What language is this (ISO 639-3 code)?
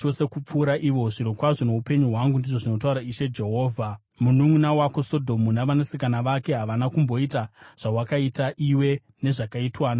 sna